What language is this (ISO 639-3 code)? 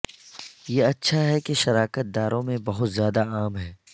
urd